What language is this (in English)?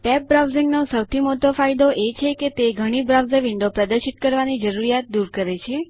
Gujarati